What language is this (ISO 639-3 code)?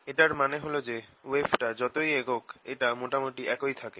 ben